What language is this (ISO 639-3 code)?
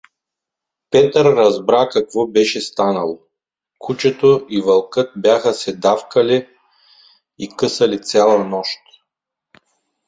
bul